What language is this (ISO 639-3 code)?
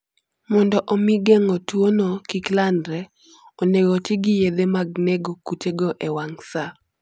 luo